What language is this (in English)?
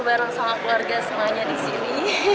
Indonesian